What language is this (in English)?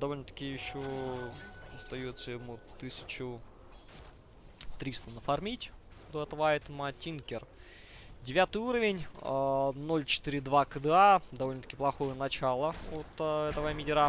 Russian